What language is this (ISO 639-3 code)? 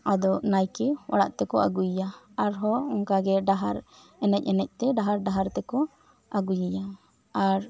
sat